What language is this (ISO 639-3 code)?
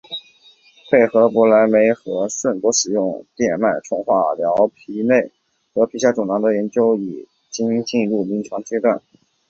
zho